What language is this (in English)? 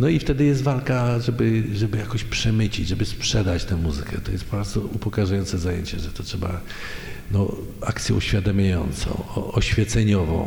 Polish